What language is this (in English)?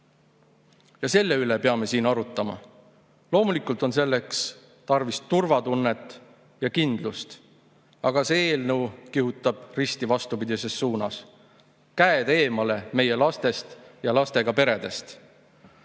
Estonian